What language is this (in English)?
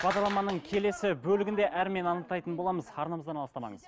Kazakh